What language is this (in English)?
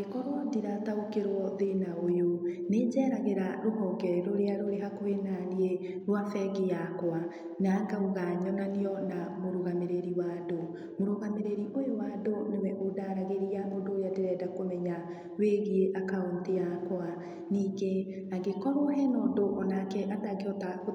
Kikuyu